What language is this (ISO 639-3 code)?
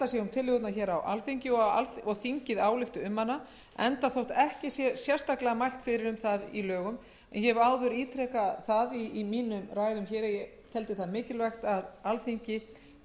isl